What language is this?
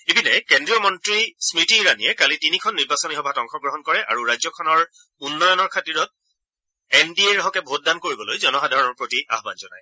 Assamese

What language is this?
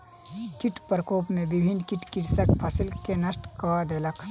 Maithili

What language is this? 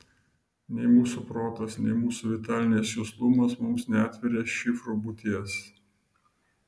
Lithuanian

